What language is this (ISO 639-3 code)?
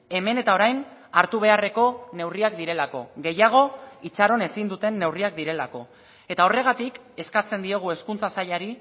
eus